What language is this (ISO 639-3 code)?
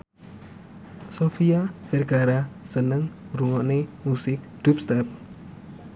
jav